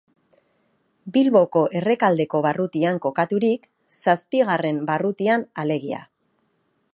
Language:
Basque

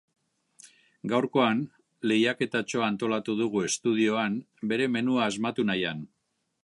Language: Basque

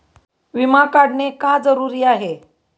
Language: Marathi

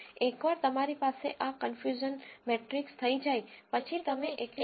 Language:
Gujarati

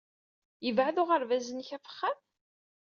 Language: Kabyle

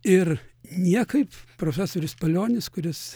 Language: Lithuanian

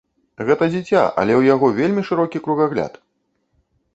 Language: Belarusian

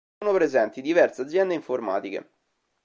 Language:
Italian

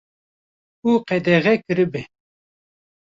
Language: Kurdish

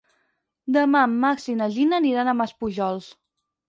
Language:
Catalan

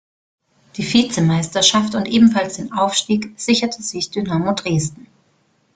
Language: German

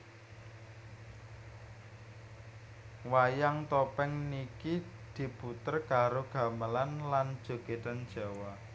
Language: Javanese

